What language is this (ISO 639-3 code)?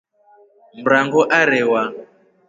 rof